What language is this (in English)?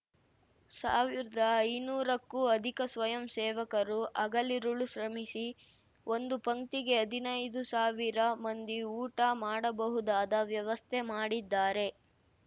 Kannada